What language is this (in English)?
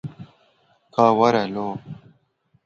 Kurdish